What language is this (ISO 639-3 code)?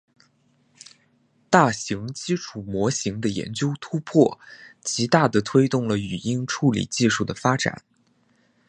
zho